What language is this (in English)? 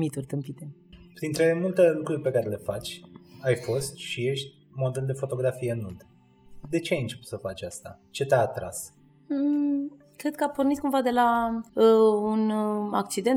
Romanian